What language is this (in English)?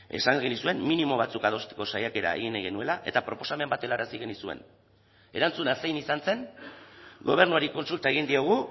Basque